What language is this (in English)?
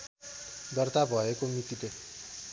Nepali